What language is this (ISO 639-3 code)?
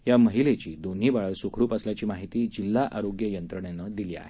mar